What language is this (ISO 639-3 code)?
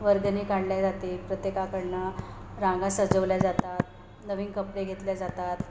mar